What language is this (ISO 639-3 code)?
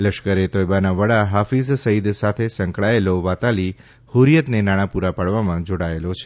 guj